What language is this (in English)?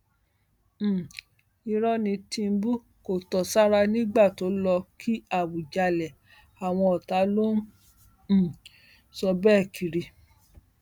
Yoruba